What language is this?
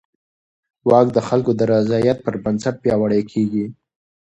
Pashto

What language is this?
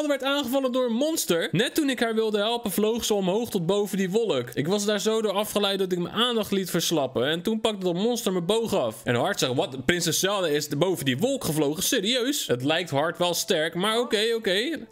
Dutch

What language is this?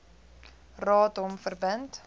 Afrikaans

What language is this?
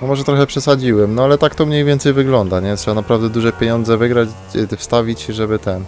Polish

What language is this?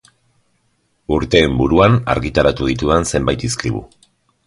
Basque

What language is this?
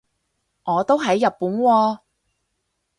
Cantonese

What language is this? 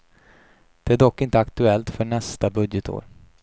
Swedish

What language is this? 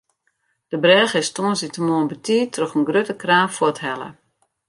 Western Frisian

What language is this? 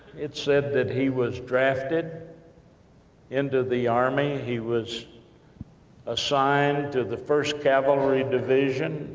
English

